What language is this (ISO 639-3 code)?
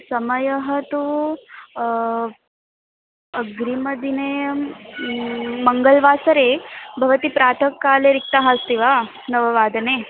san